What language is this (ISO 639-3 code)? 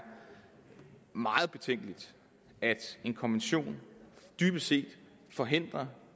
dan